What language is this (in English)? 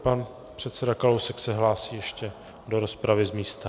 Czech